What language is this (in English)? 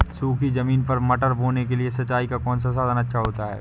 Hindi